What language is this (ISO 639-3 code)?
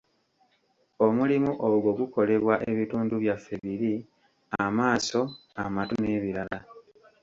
lug